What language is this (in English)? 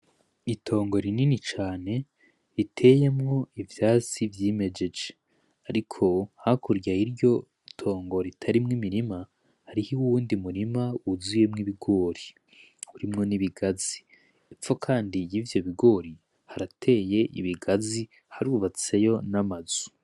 Rundi